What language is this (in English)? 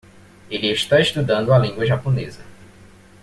Portuguese